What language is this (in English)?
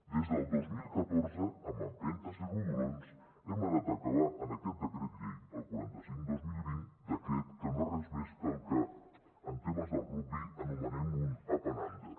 Catalan